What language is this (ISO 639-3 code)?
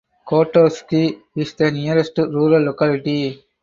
eng